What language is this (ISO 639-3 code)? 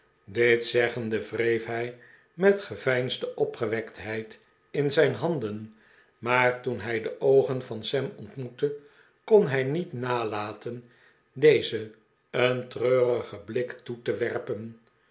nld